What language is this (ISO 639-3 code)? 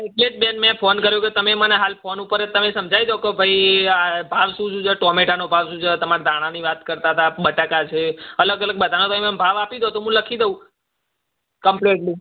guj